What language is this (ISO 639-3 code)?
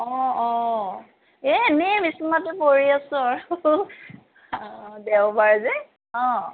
asm